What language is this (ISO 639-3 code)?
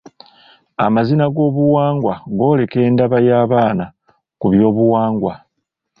lug